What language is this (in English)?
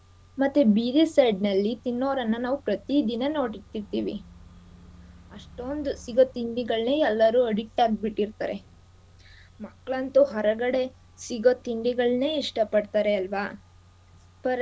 Kannada